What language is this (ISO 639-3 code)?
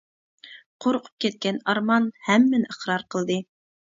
uig